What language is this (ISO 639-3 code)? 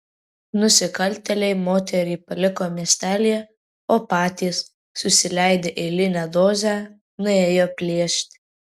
lit